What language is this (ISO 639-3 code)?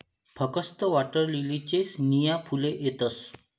mar